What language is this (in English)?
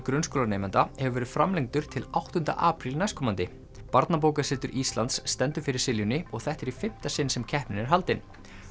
Icelandic